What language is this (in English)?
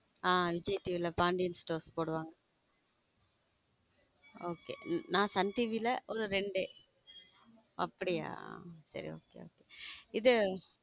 Tamil